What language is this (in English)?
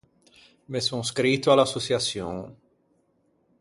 Ligurian